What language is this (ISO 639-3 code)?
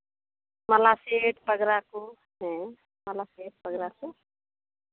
sat